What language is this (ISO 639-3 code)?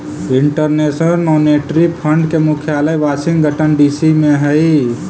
mag